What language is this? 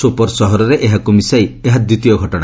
Odia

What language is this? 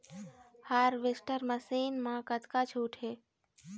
Chhattisgarhi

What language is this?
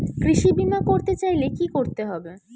Bangla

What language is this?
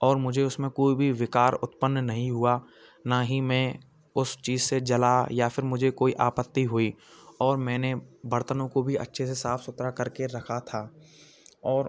Hindi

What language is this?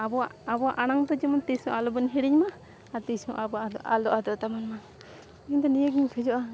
Santali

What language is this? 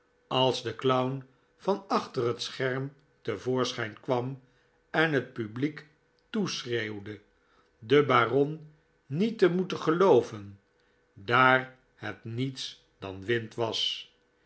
Dutch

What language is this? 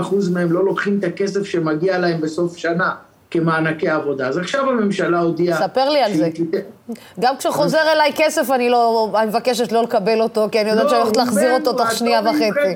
Hebrew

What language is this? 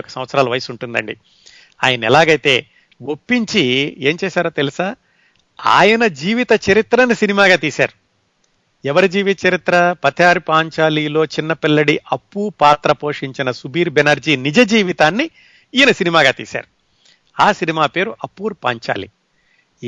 Telugu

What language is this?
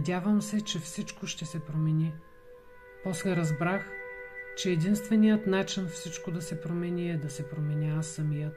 Bulgarian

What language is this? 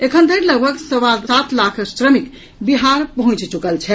Maithili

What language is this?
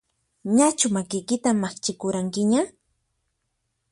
Puno Quechua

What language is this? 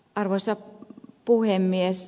Finnish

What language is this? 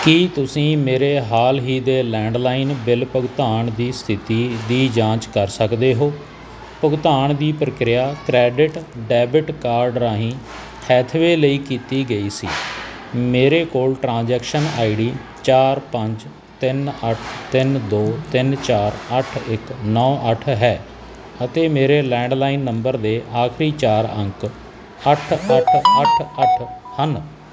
Punjabi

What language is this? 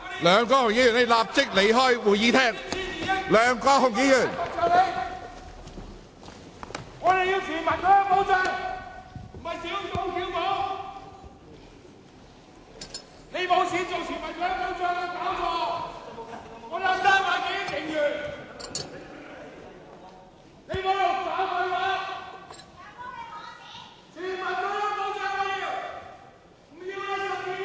Cantonese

